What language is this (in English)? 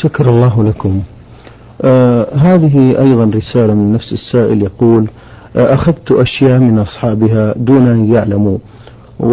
Arabic